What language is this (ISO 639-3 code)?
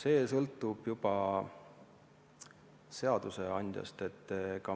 est